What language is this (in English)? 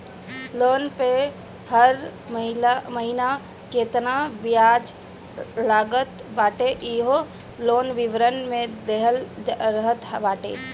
Bhojpuri